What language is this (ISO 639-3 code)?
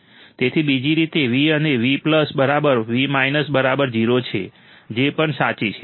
guj